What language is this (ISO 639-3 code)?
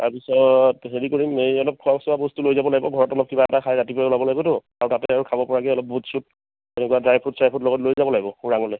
asm